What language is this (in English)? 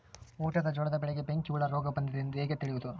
Kannada